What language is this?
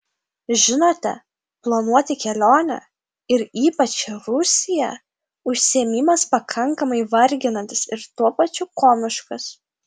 Lithuanian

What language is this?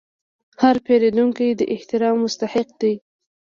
Pashto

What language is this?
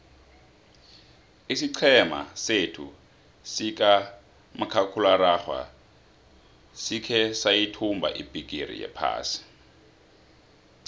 South Ndebele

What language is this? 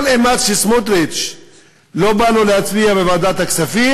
Hebrew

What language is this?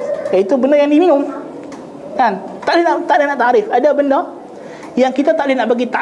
Malay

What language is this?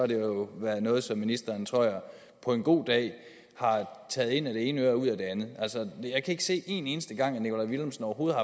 Danish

